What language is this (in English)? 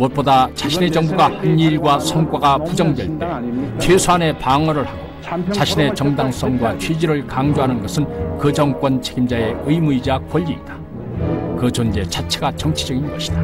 Korean